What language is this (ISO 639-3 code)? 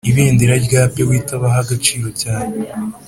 kin